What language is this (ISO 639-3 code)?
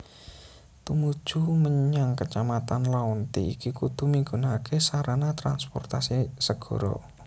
jav